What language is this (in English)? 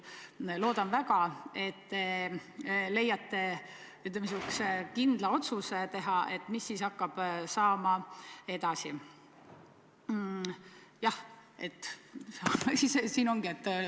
Estonian